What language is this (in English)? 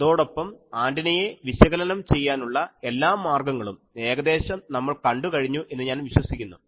Malayalam